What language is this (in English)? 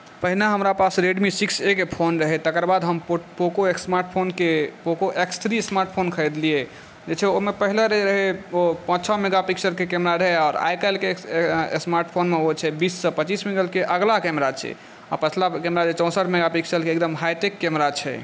Maithili